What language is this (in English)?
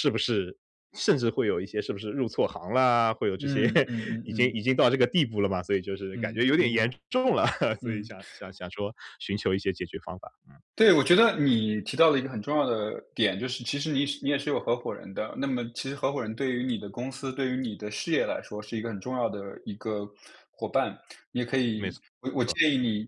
Chinese